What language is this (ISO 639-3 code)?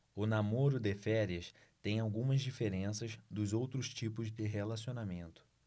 por